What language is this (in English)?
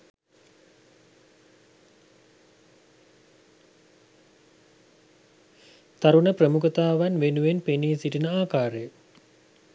Sinhala